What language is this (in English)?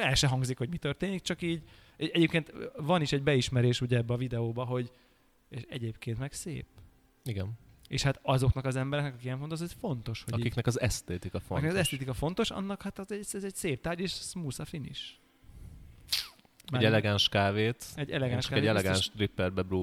Hungarian